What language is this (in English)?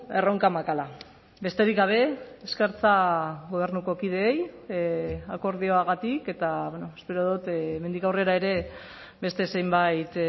Basque